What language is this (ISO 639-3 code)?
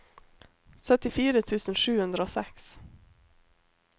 nor